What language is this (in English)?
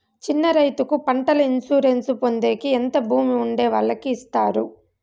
Telugu